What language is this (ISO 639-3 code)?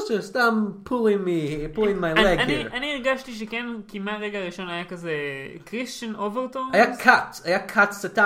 heb